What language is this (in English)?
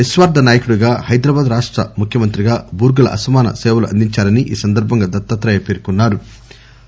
Telugu